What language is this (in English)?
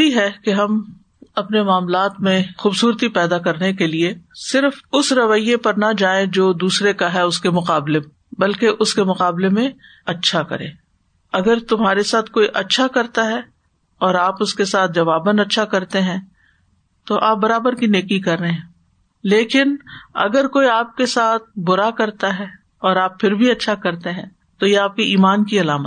Urdu